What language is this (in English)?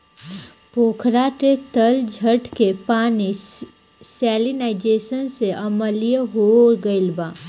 Bhojpuri